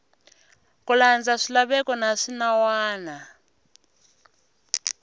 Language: Tsonga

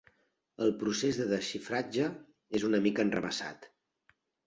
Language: Catalan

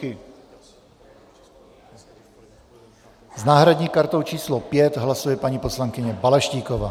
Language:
Czech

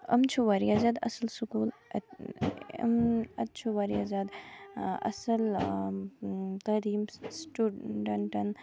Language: Kashmiri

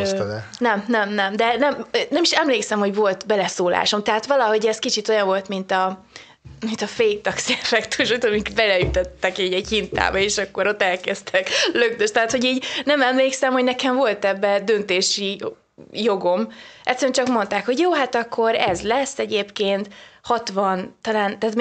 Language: Hungarian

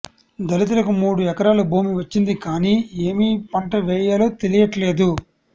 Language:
Telugu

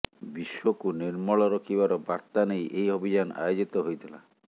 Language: Odia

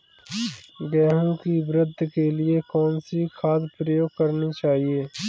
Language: Hindi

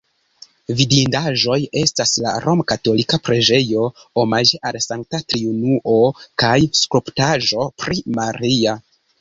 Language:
Esperanto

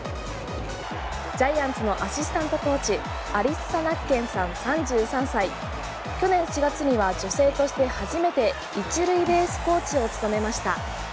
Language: Japanese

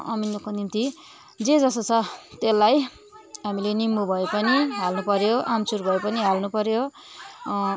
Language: Nepali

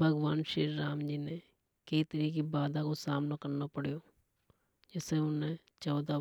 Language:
Hadothi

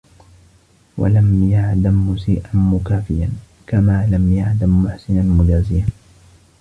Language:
Arabic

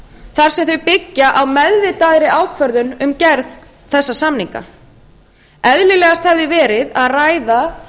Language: Icelandic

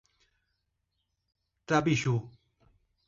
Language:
Portuguese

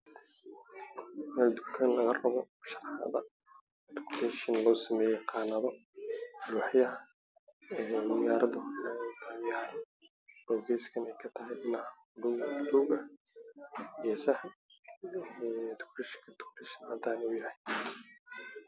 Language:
Somali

